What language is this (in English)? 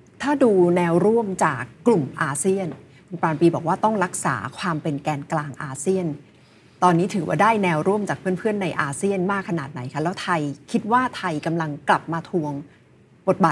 Thai